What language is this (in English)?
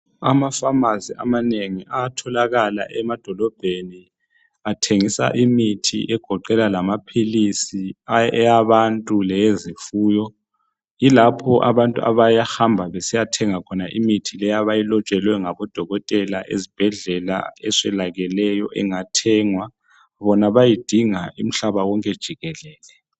North Ndebele